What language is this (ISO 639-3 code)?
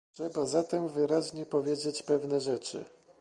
pol